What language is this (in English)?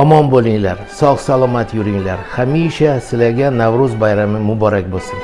Turkish